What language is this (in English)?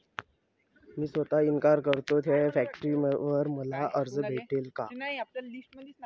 Marathi